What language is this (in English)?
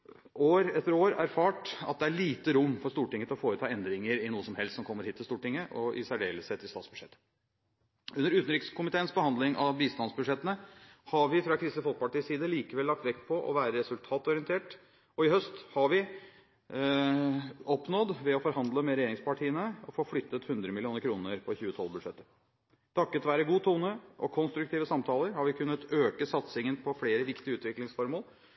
Norwegian Bokmål